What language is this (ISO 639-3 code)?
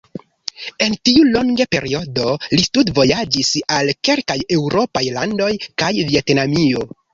epo